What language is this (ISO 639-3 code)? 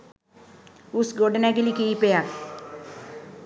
sin